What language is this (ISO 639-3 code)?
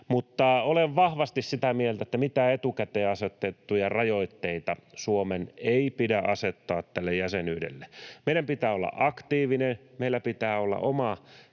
fin